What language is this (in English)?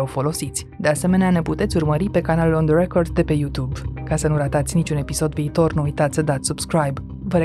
Romanian